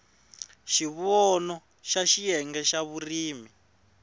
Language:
Tsonga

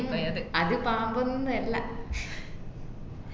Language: Malayalam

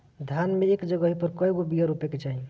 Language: Bhojpuri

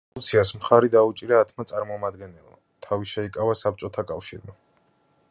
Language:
Georgian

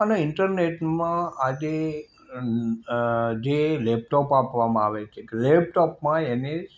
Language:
Gujarati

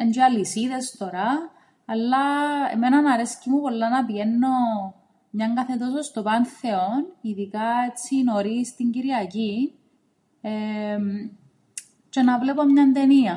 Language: Greek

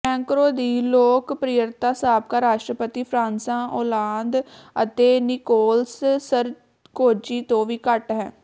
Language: Punjabi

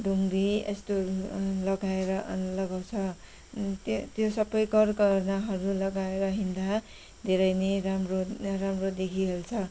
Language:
Nepali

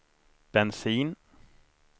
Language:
Swedish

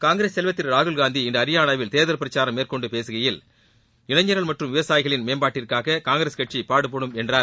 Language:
Tamil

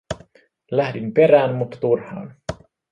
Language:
Finnish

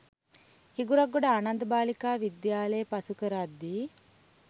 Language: Sinhala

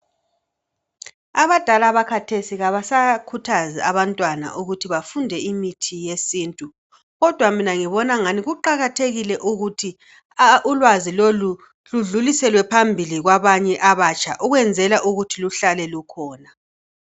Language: North Ndebele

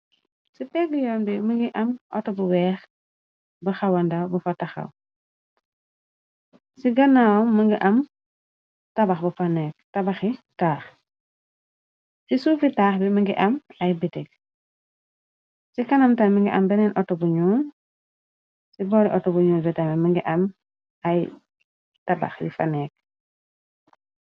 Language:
Wolof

